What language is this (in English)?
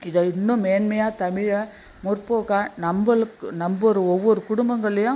Tamil